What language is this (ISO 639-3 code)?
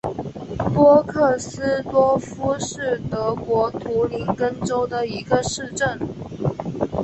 zho